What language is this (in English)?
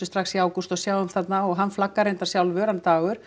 Icelandic